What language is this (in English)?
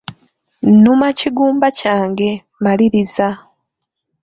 Ganda